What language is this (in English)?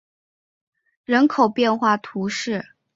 Chinese